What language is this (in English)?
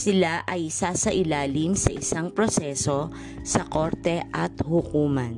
Filipino